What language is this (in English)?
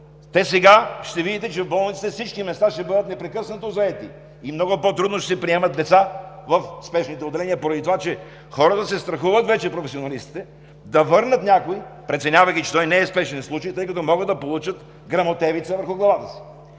Bulgarian